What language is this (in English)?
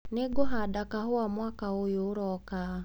Kikuyu